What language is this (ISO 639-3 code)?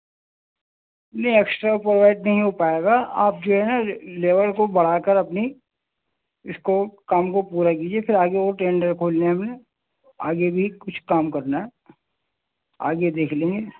urd